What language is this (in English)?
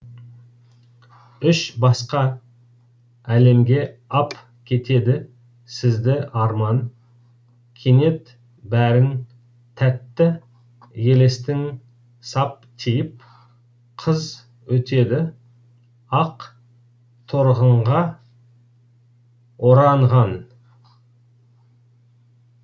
Kazakh